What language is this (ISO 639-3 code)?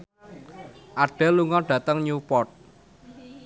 jav